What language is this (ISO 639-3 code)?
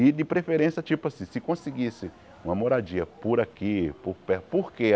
por